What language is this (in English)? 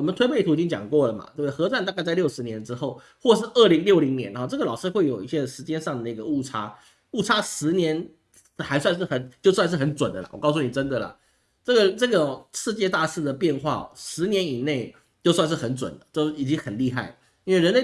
Chinese